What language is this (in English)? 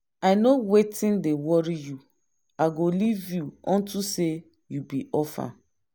Nigerian Pidgin